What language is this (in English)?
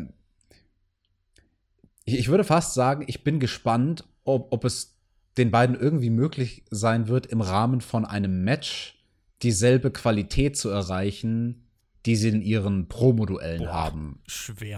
German